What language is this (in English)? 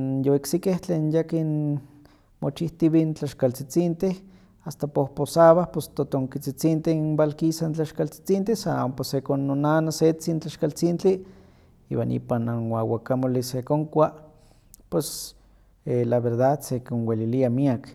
Huaxcaleca Nahuatl